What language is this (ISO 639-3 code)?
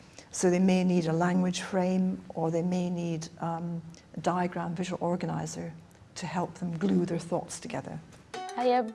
eng